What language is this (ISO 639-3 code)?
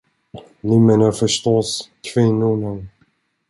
swe